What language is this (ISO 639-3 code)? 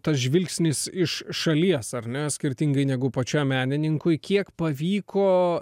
lit